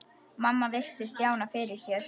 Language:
Icelandic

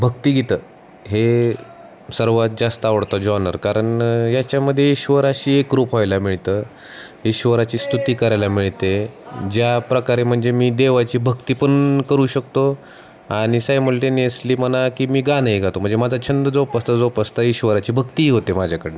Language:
Marathi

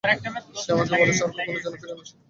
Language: Bangla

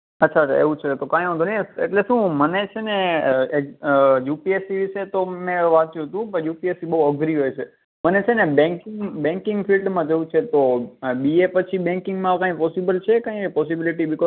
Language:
Gujarati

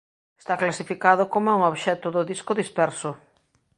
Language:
Galician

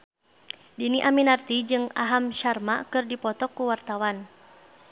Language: Sundanese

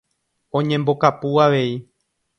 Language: Guarani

